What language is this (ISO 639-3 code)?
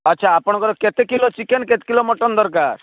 ori